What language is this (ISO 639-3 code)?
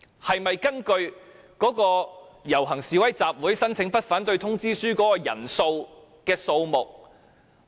yue